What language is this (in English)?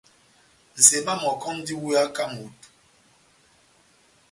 Batanga